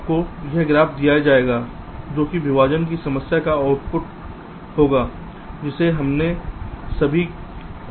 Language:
Hindi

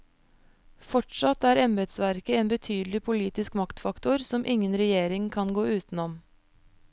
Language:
Norwegian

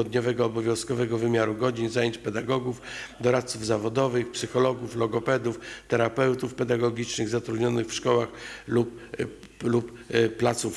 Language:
Polish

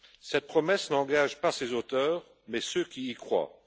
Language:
French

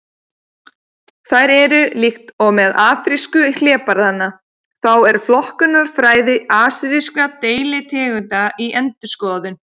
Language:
Icelandic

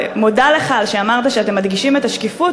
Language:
Hebrew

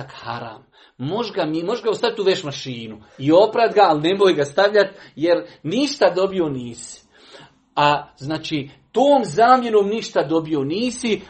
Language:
Croatian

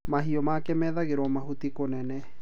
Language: Kikuyu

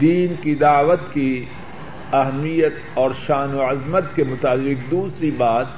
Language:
Urdu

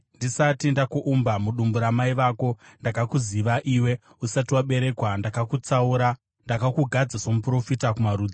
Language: Shona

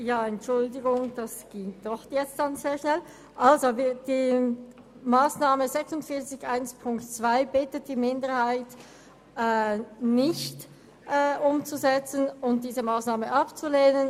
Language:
Swiss German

